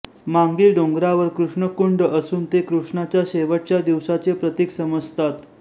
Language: Marathi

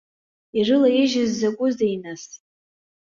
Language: Abkhazian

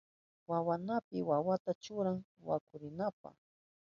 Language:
Southern Pastaza Quechua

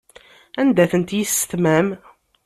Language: Kabyle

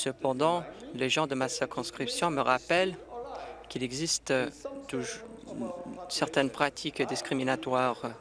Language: French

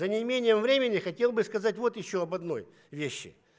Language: Russian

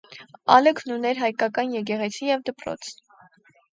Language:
Armenian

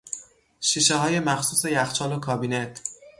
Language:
Persian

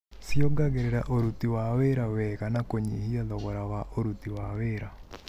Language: Kikuyu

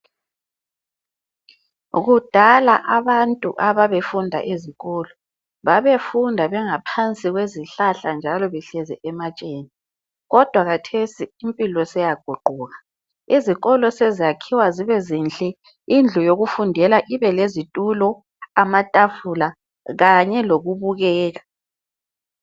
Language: North Ndebele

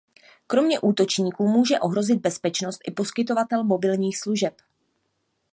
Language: Czech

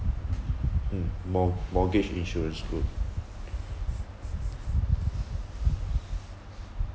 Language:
English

